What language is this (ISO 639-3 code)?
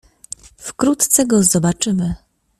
pol